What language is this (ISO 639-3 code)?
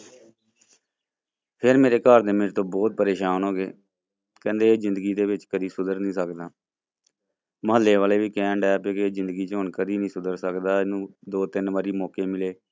pan